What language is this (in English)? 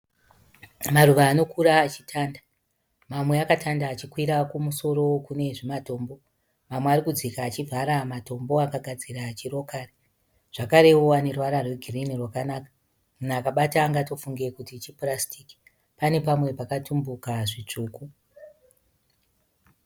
Shona